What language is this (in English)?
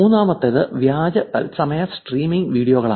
Malayalam